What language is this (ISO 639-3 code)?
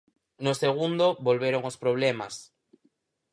glg